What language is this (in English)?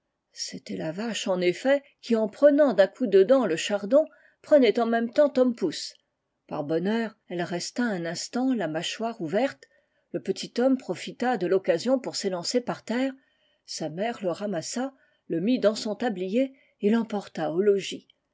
French